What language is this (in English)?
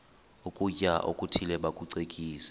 Xhosa